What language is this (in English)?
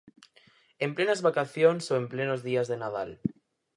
Galician